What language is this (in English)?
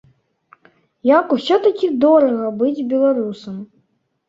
Belarusian